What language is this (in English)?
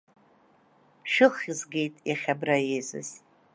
Abkhazian